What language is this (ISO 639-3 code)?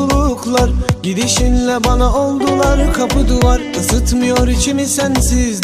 tur